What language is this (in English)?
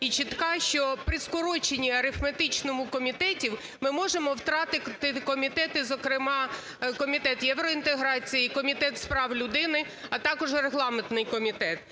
Ukrainian